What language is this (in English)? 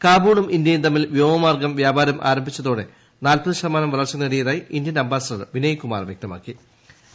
Malayalam